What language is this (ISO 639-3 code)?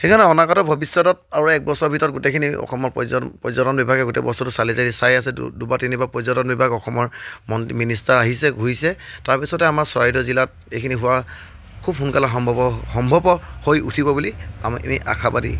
asm